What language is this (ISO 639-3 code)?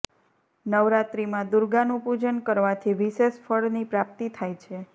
guj